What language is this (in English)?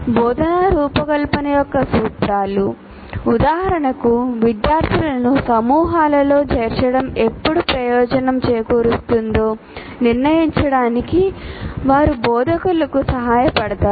Telugu